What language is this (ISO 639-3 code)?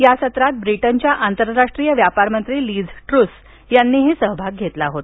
mar